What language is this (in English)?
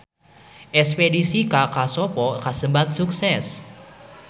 Sundanese